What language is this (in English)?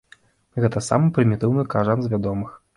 Belarusian